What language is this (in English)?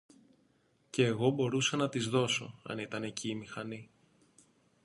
Greek